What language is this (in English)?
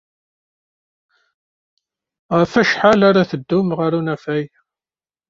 Kabyle